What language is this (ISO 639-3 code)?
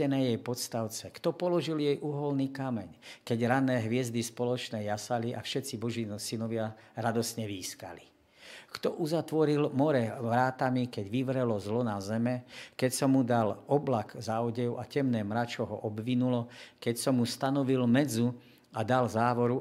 slk